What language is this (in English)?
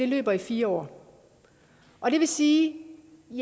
Danish